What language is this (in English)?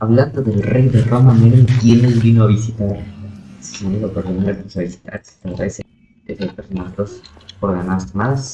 Spanish